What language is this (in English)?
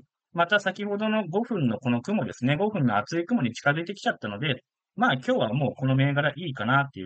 Japanese